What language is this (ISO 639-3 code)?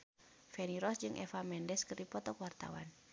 sun